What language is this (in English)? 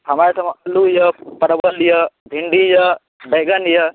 Maithili